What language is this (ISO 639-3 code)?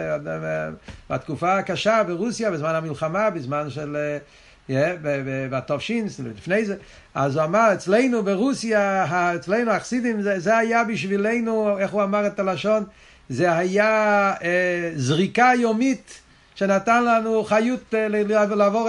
heb